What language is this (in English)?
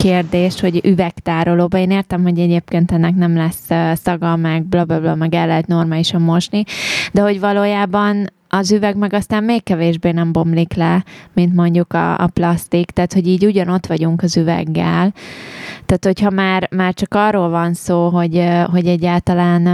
Hungarian